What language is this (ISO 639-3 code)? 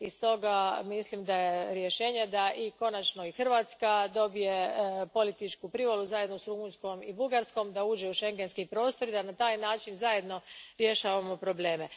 hrv